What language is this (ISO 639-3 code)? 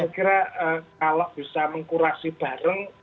ind